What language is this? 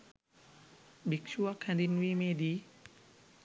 Sinhala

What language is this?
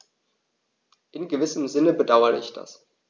German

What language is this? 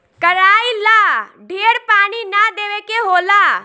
Bhojpuri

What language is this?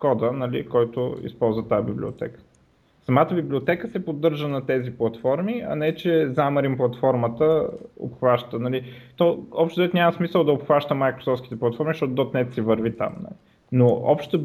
Bulgarian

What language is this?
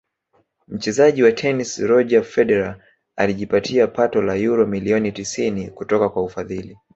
Swahili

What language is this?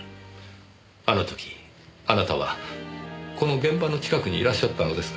Japanese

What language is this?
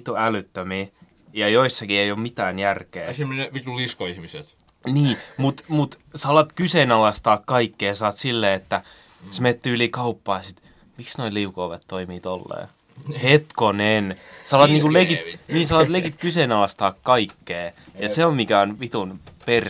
Finnish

